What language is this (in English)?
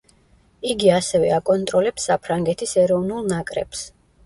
Georgian